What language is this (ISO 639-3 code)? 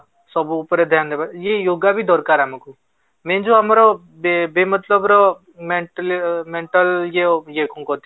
ori